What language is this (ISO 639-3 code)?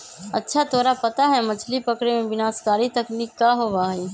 mag